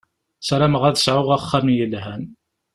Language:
Kabyle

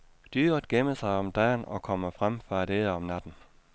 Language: Danish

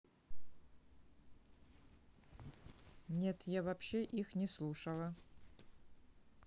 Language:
Russian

